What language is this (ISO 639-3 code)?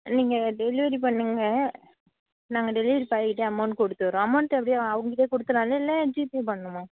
tam